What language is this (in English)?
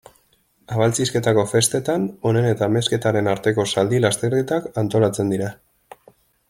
Basque